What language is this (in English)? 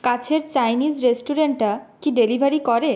Bangla